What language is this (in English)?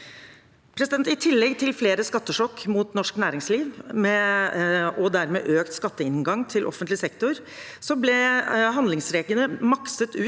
Norwegian